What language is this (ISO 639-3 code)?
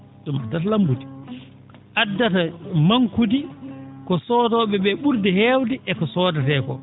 ful